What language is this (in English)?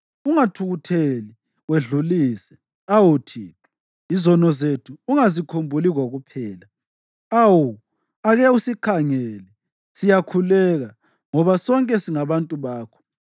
North Ndebele